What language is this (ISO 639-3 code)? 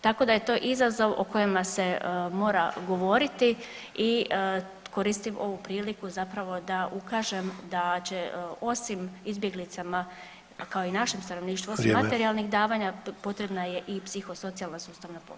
hrv